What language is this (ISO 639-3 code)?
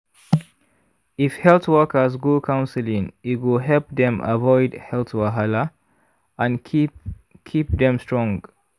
pcm